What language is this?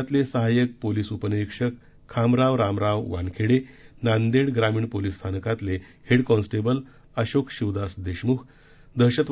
Marathi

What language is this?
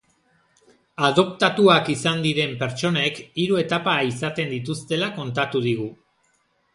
Basque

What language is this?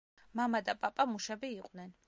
Georgian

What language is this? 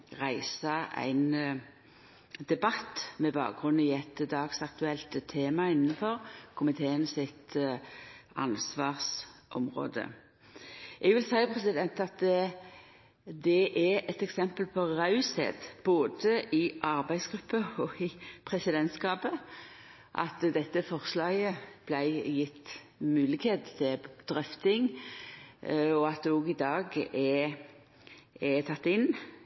Norwegian Nynorsk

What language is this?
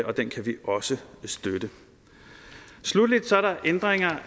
Danish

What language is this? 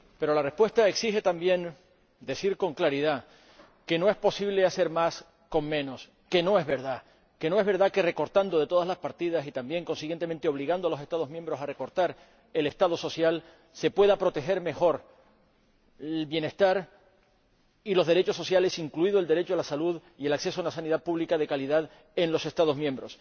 Spanish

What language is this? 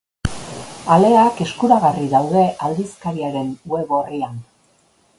Basque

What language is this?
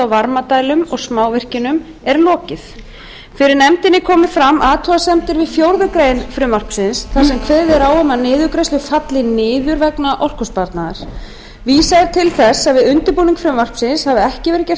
Icelandic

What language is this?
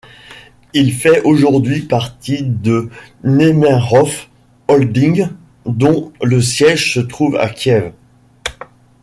French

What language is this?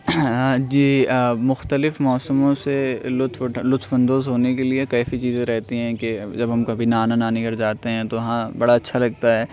Urdu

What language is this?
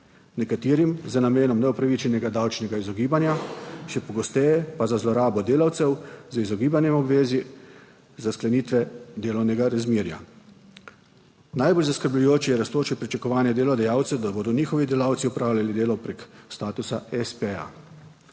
Slovenian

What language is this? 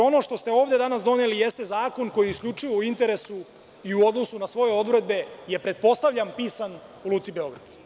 Serbian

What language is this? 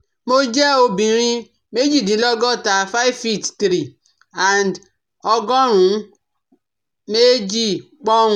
Yoruba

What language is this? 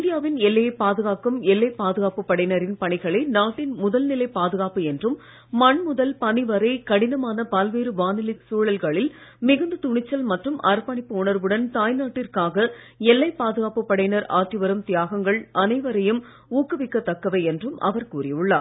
Tamil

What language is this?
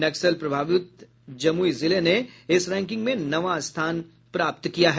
Hindi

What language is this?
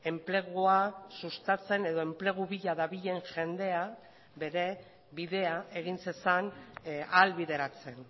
Basque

